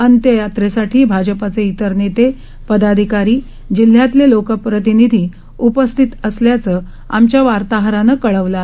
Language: Marathi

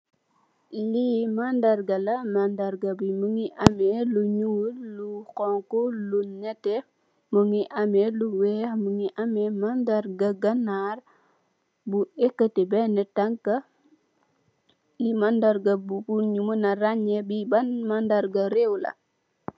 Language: Wolof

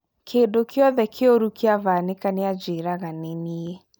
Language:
Kikuyu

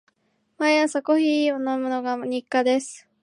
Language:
Japanese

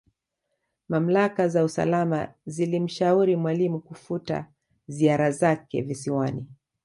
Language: Swahili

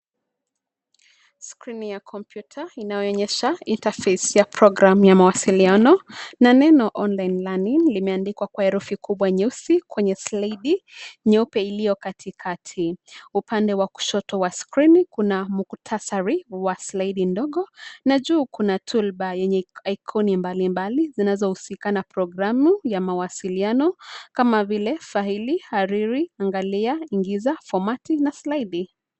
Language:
Swahili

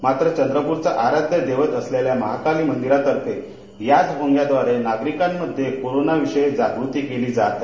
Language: Marathi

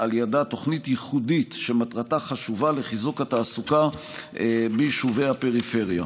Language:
Hebrew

